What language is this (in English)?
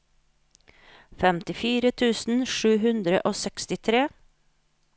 Norwegian